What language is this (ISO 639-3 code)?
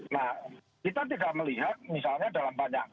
ind